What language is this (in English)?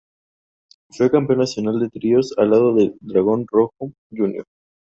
Spanish